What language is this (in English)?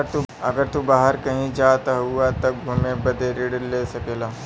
Bhojpuri